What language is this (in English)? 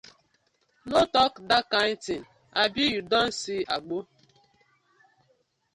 Nigerian Pidgin